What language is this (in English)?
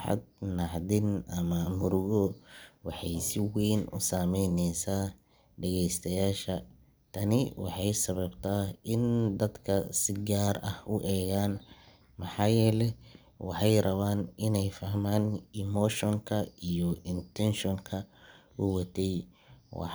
Somali